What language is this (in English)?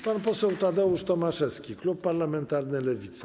Polish